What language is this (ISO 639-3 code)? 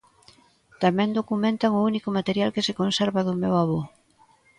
glg